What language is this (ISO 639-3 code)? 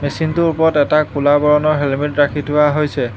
asm